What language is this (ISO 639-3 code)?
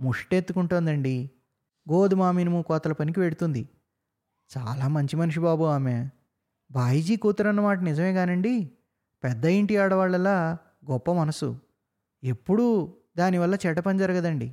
tel